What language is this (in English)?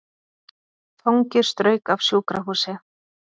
Icelandic